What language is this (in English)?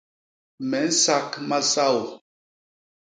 Basaa